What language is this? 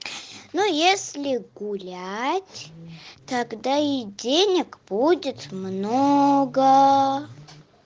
Russian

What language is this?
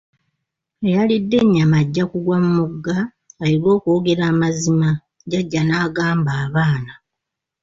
Ganda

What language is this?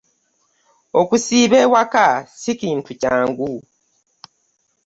Ganda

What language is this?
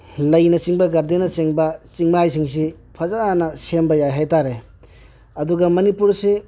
Manipuri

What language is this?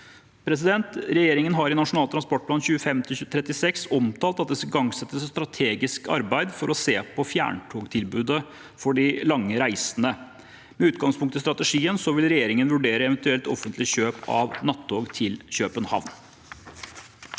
Norwegian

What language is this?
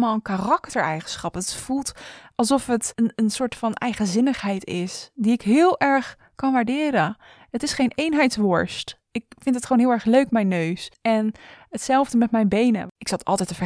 Dutch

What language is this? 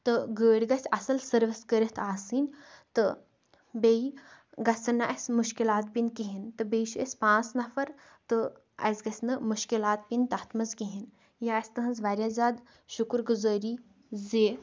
Kashmiri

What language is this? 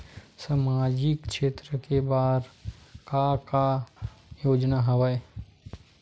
Chhattisgarhi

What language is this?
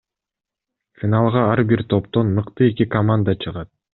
Kyrgyz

